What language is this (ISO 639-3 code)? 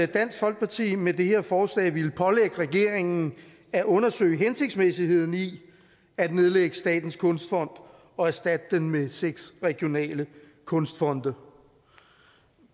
dan